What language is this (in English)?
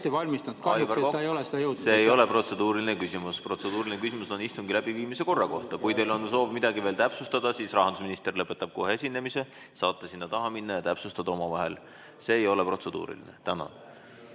Estonian